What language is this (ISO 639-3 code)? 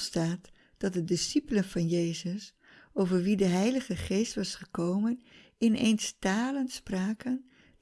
nld